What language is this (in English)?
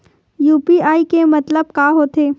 Chhattisgarhi